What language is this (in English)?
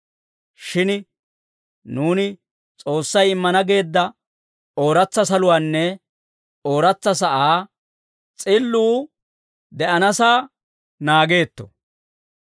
Dawro